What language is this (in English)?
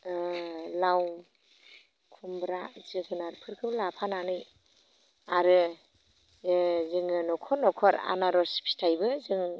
Bodo